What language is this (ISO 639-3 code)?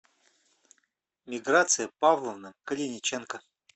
rus